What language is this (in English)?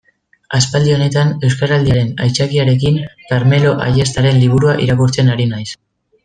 Basque